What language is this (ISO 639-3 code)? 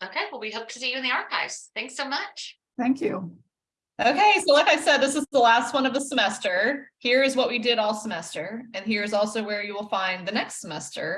eng